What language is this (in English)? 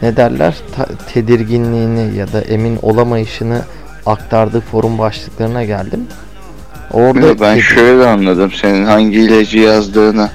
Turkish